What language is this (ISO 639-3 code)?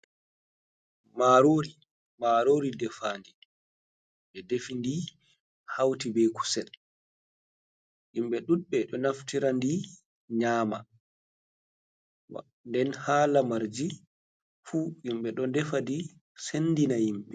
ful